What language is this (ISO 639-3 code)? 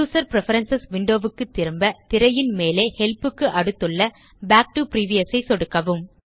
tam